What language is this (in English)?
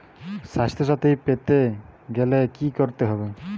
Bangla